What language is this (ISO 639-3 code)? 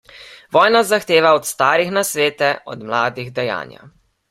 slv